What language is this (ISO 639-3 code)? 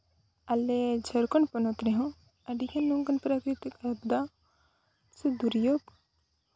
sat